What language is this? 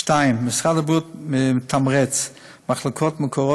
Hebrew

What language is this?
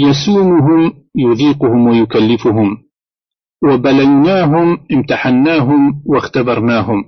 Arabic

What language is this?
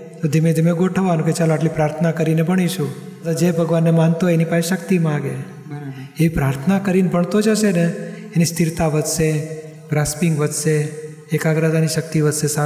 Gujarati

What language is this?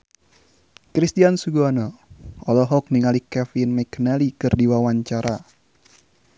Sundanese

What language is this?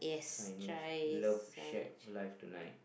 English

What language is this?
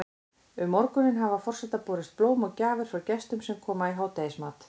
Icelandic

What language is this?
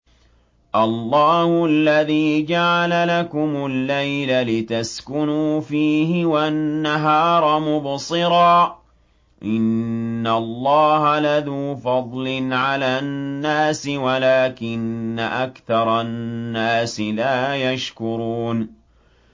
Arabic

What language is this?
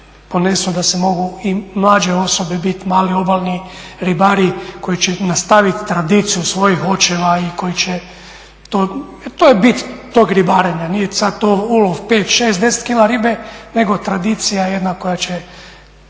Croatian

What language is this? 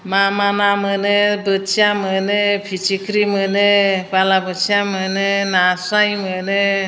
Bodo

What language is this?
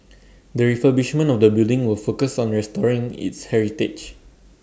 English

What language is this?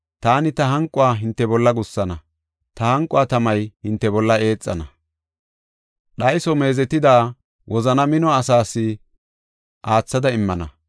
Gofa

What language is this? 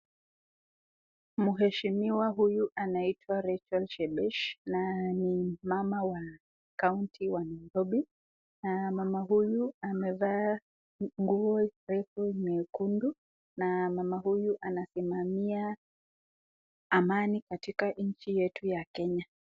Swahili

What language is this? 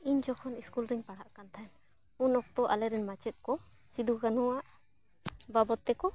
Santali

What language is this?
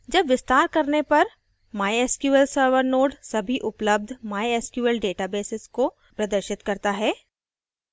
Hindi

